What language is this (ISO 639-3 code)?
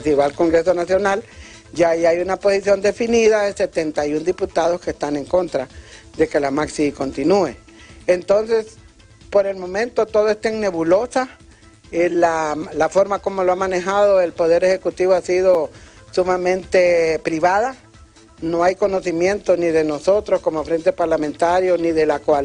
spa